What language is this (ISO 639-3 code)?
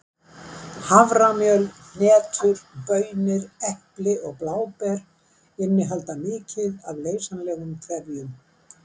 isl